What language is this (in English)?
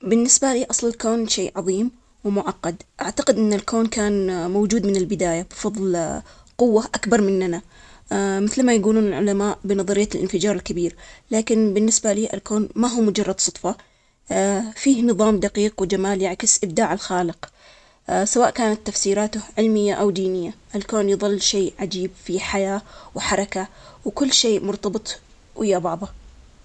Omani Arabic